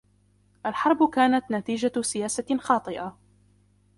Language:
Arabic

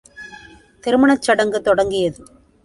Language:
Tamil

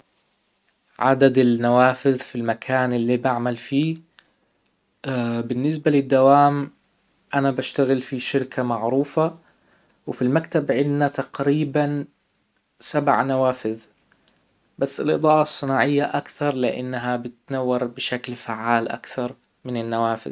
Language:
Hijazi Arabic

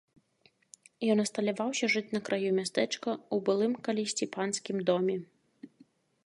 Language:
Belarusian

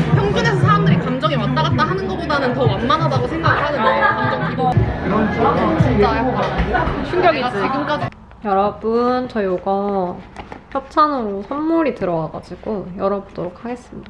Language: Korean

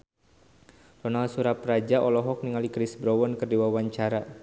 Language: Sundanese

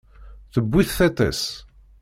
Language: Kabyle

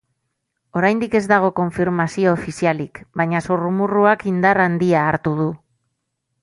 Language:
Basque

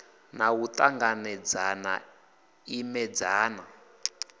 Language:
Venda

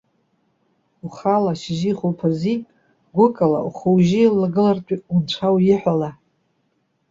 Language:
Abkhazian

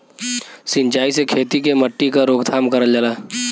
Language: Bhojpuri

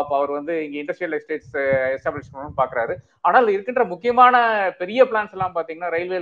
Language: Tamil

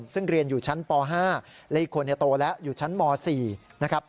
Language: Thai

